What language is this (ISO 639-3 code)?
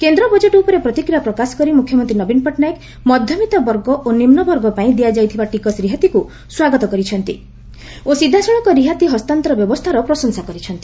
ori